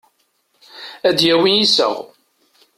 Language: Kabyle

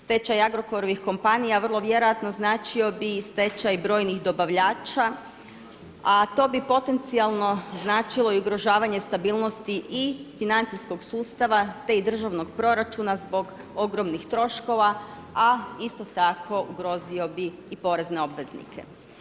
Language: Croatian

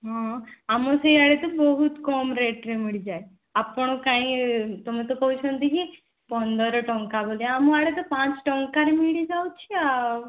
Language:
Odia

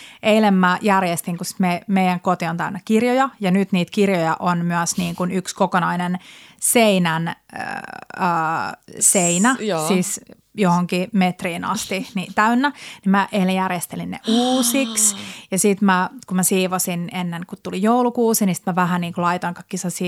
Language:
Finnish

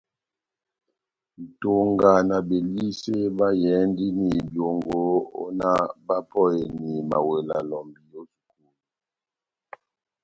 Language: Batanga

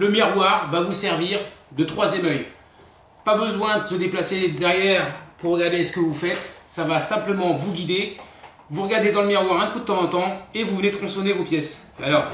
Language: French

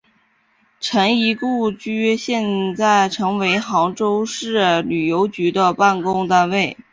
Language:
Chinese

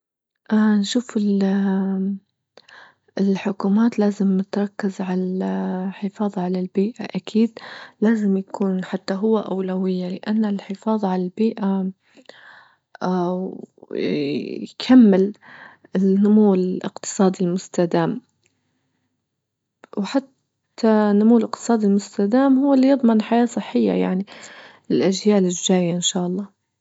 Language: Libyan Arabic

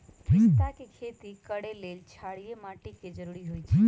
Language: Magahi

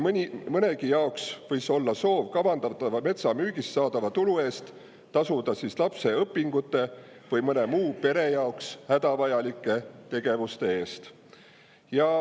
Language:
Estonian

